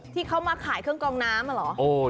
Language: Thai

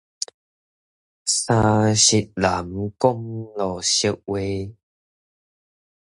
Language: Min Nan Chinese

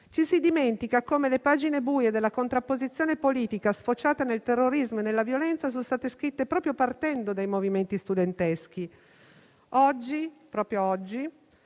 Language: Italian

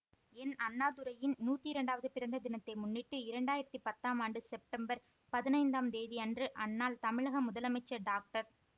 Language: Tamil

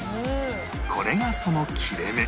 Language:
Japanese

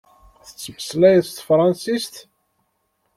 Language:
Kabyle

